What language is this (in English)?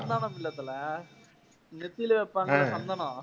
Tamil